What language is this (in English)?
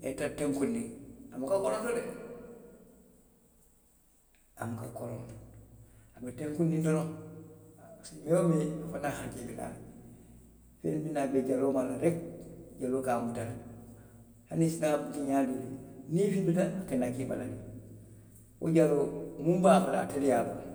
Western Maninkakan